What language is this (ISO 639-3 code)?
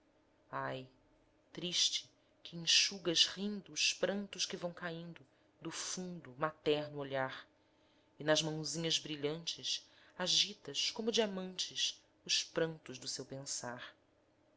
por